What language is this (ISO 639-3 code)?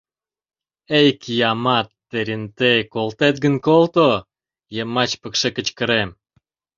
chm